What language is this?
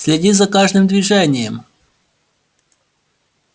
Russian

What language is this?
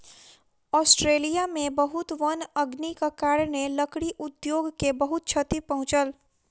Maithili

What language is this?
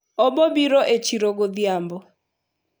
Luo (Kenya and Tanzania)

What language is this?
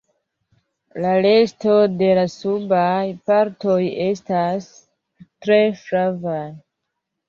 Esperanto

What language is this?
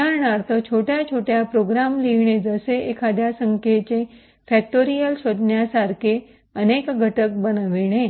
Marathi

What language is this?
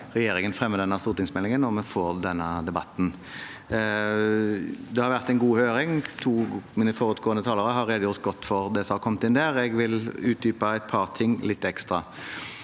Norwegian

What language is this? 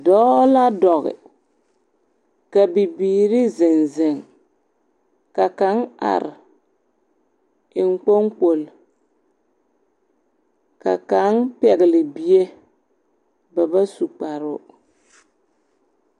Southern Dagaare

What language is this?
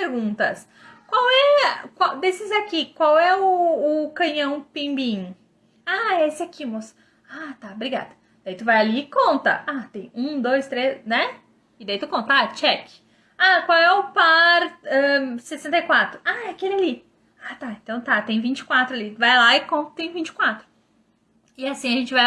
Portuguese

